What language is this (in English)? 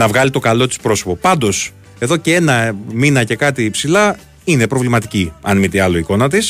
Greek